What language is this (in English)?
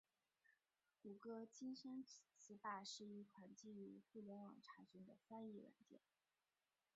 Chinese